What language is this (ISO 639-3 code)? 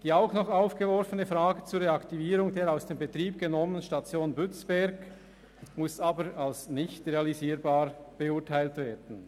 gsw